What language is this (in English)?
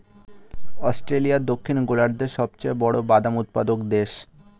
Bangla